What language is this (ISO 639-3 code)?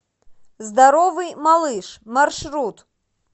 rus